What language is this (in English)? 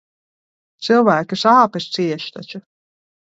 Latvian